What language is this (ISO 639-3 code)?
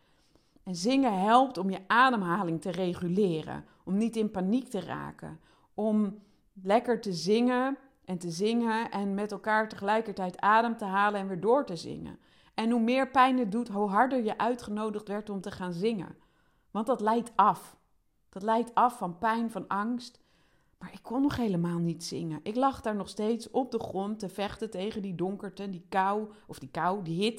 nld